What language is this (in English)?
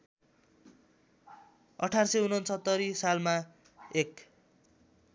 Nepali